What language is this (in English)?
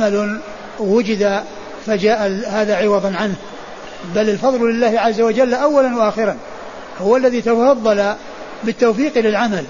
Arabic